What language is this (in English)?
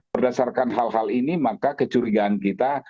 Indonesian